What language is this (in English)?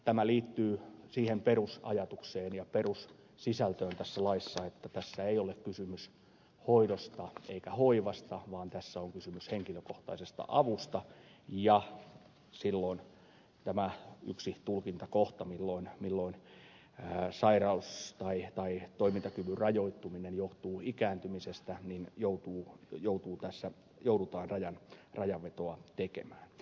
Finnish